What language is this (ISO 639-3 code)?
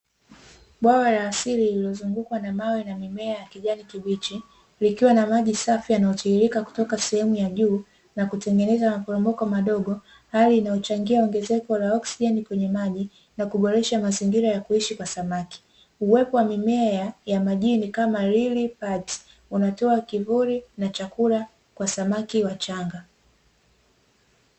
swa